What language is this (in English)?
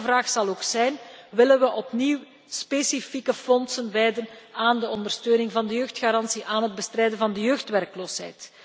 Dutch